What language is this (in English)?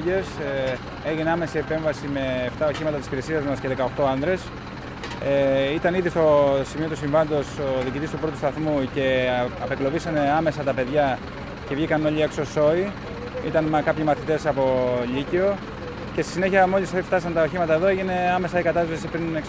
Greek